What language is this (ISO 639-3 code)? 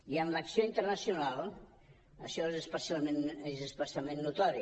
cat